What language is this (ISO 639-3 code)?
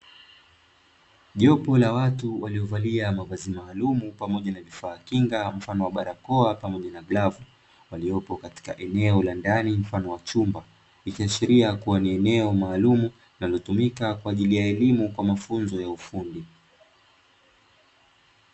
swa